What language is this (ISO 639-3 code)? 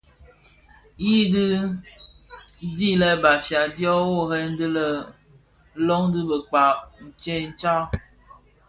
ksf